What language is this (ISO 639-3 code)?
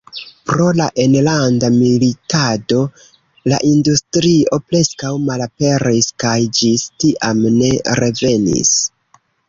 epo